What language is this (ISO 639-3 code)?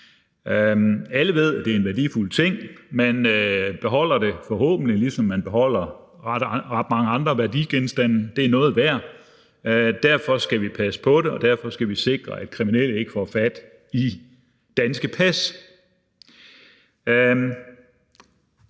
dan